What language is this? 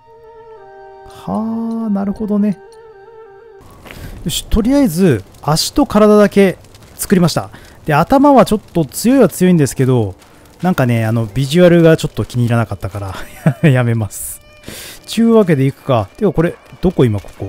Japanese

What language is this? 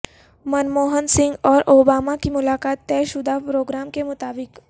Urdu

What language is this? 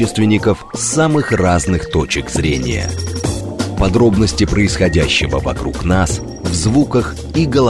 Russian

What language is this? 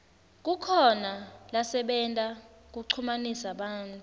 Swati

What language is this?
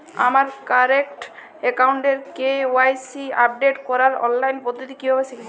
Bangla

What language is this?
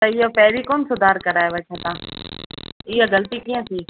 Sindhi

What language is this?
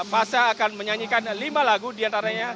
Indonesian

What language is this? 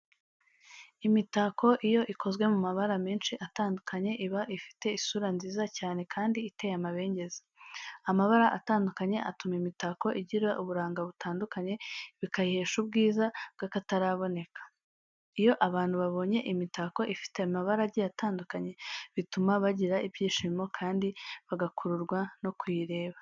Kinyarwanda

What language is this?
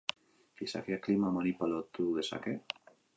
Basque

